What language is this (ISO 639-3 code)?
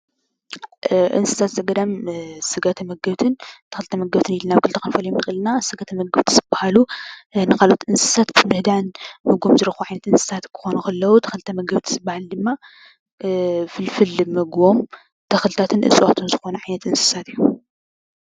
tir